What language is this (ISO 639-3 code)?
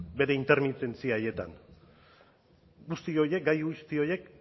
eus